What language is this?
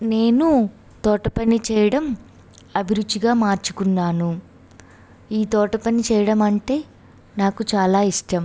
Telugu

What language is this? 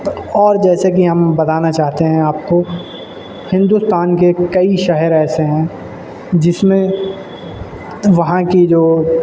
Urdu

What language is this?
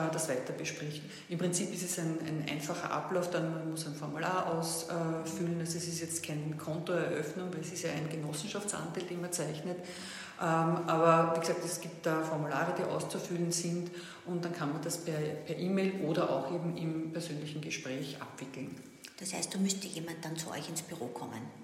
German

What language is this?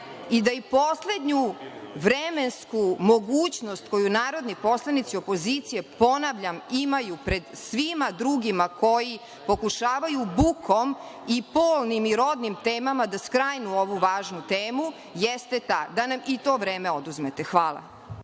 Serbian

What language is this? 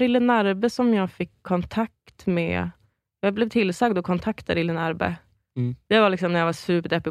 Swedish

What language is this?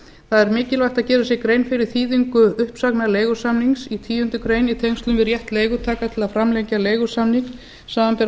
Icelandic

